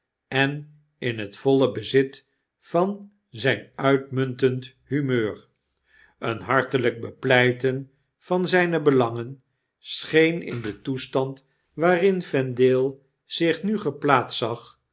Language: Dutch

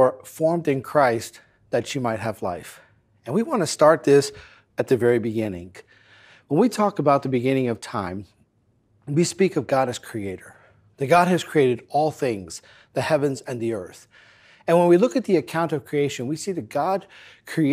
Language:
English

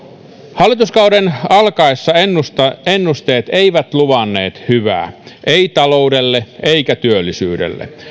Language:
Finnish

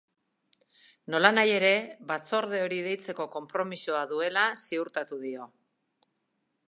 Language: Basque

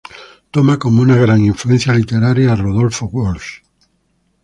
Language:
Spanish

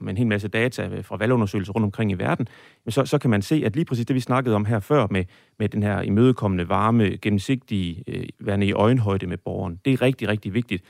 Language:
Danish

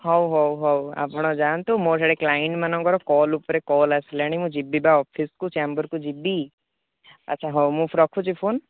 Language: Odia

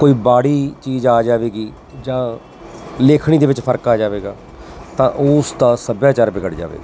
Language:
Punjabi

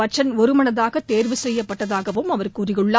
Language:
Tamil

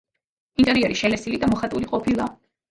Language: Georgian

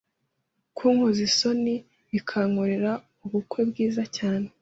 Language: Kinyarwanda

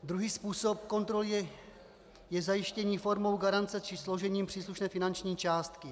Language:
Czech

